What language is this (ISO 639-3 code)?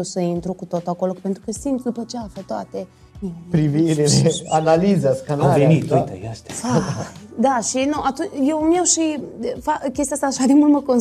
ron